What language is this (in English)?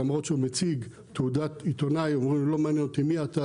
Hebrew